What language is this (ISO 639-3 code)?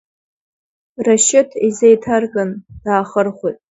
abk